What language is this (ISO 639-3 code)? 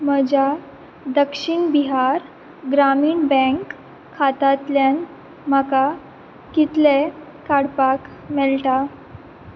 kok